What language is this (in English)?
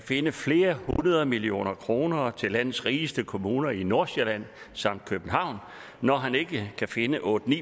Danish